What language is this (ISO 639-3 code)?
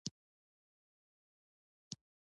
pus